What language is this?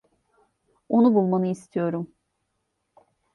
Turkish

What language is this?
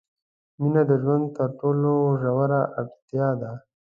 Pashto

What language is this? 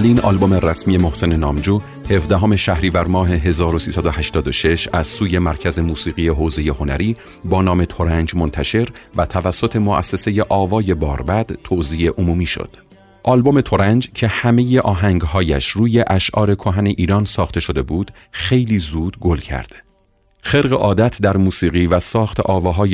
Persian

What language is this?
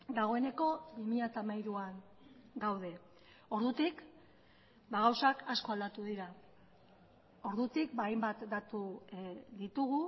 Basque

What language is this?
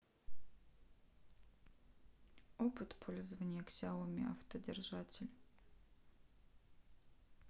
Russian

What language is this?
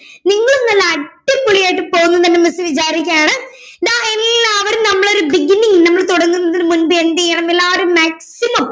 Malayalam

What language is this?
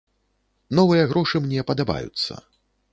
Belarusian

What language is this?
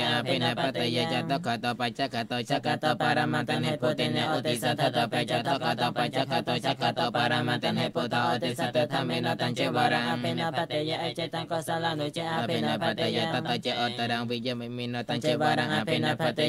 Thai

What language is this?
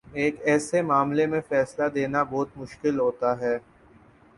Urdu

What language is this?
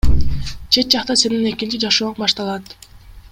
Kyrgyz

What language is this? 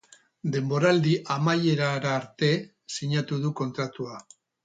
Basque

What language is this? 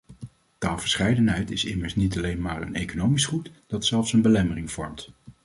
Dutch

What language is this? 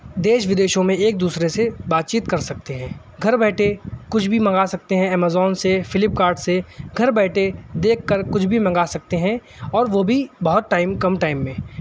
Urdu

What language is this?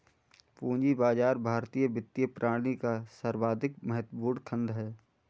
Hindi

